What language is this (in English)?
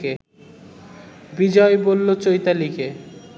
Bangla